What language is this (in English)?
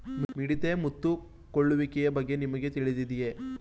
Kannada